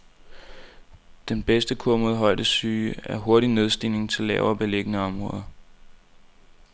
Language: Danish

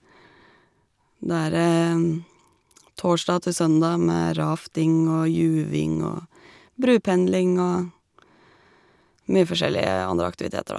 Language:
Norwegian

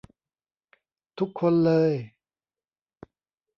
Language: Thai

